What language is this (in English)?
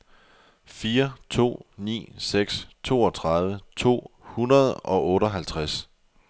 Danish